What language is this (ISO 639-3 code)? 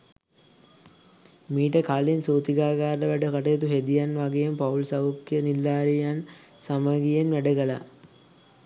sin